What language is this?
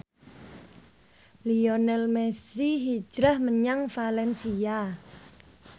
Javanese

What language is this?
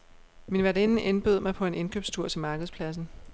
Danish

